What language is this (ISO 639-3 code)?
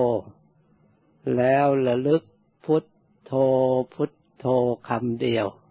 tha